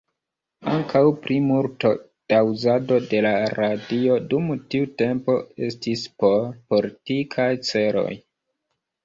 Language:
Esperanto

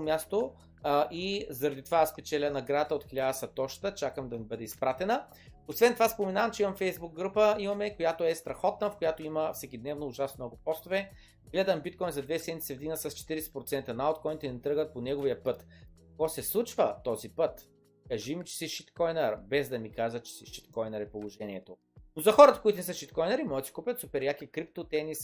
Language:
Bulgarian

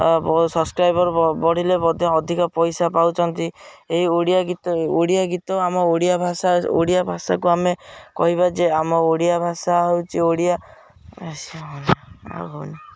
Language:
Odia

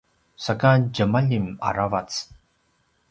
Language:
Paiwan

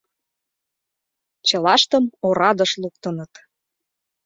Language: Mari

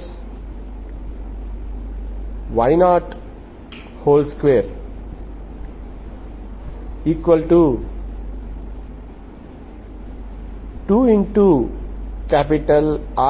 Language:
Telugu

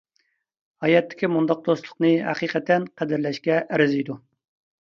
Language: Uyghur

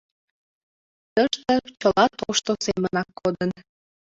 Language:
Mari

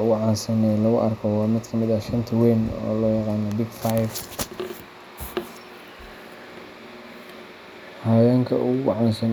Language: Somali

